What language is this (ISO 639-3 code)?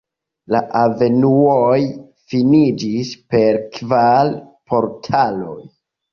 epo